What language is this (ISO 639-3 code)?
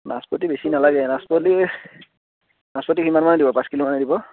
asm